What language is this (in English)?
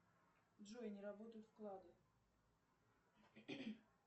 Russian